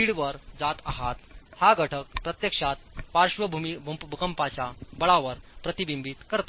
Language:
Marathi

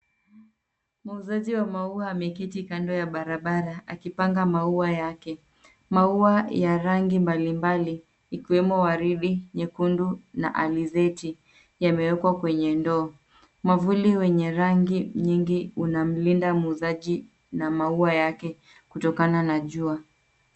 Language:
Swahili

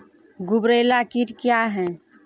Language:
Maithili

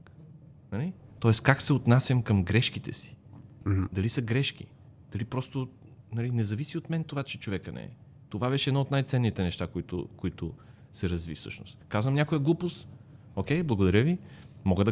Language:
Bulgarian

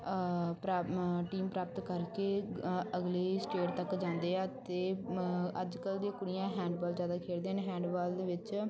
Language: Punjabi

